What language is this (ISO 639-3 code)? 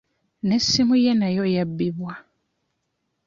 lug